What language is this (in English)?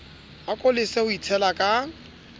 Southern Sotho